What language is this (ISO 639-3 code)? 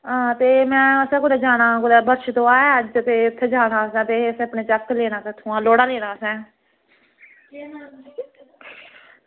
doi